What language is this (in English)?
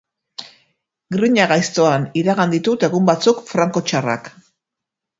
Basque